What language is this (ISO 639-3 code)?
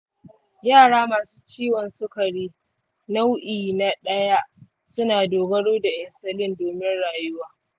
hau